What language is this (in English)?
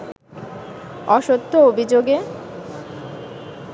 Bangla